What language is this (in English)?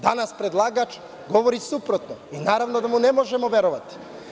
Serbian